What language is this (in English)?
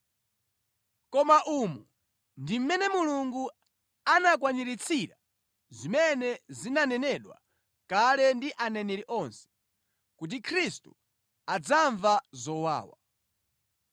Nyanja